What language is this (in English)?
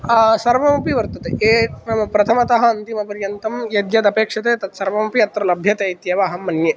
Sanskrit